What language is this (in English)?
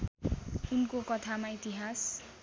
Nepali